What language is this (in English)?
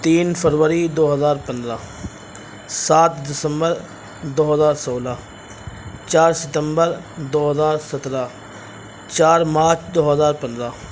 Urdu